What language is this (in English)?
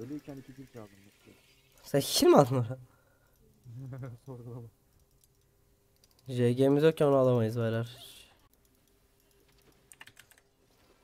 Turkish